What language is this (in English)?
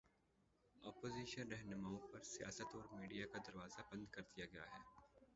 Urdu